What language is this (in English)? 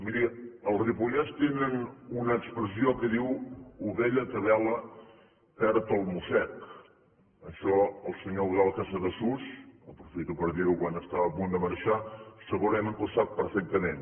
Catalan